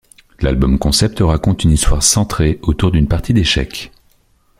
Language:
French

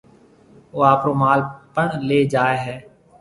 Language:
Marwari (Pakistan)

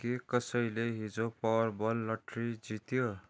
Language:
Nepali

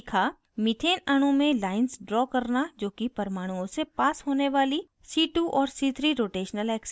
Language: Hindi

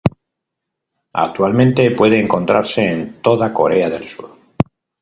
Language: Spanish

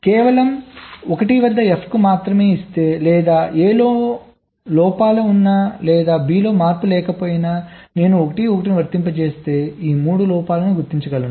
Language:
Telugu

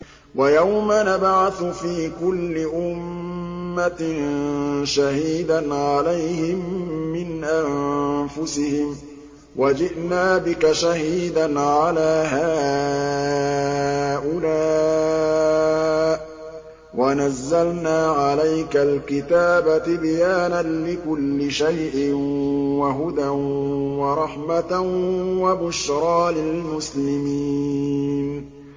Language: Arabic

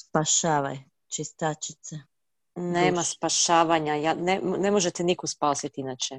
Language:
Croatian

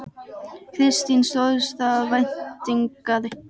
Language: Icelandic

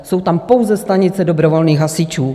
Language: Czech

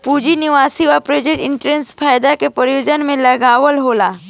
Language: Bhojpuri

